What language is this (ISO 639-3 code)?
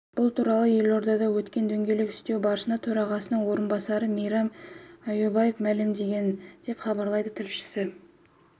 kaz